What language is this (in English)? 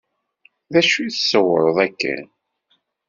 Kabyle